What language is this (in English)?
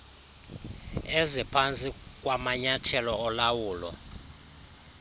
Xhosa